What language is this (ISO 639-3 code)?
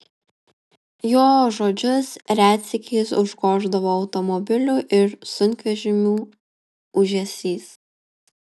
lit